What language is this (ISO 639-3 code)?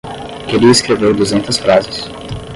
por